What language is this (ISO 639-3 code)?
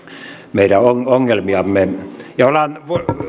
fin